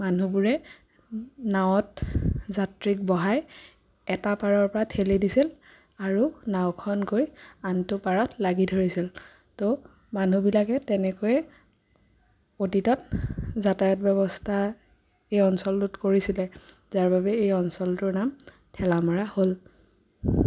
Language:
Assamese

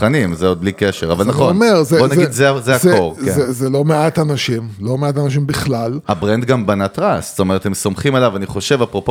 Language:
Hebrew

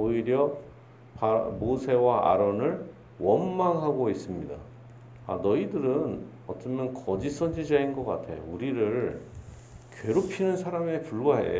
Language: Korean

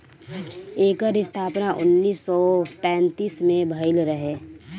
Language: Bhojpuri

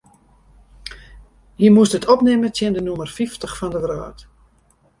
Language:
Western Frisian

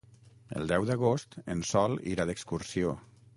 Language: Catalan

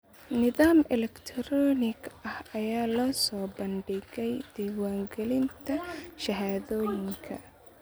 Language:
Somali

